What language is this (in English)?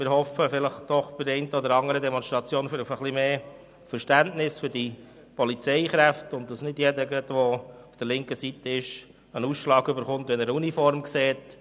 Swiss German